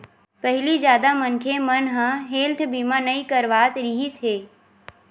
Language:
Chhattisgarhi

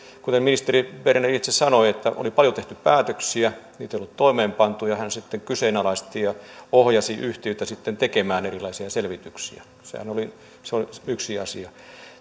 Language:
Finnish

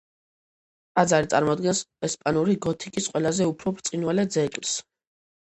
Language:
Georgian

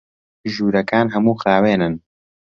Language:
Central Kurdish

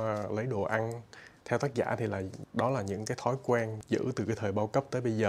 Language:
Vietnamese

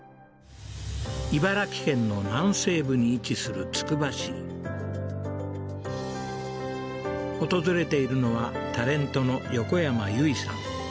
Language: Japanese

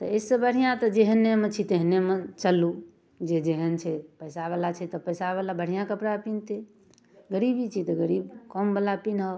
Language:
Maithili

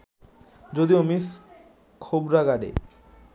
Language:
Bangla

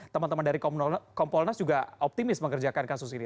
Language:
Indonesian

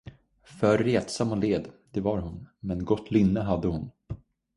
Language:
Swedish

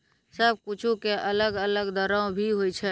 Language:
Maithili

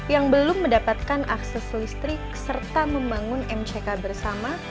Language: Indonesian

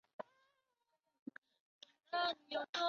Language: Chinese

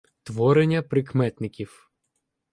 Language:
Ukrainian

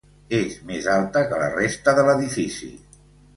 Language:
Catalan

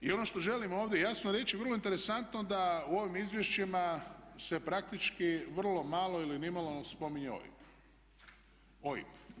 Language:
Croatian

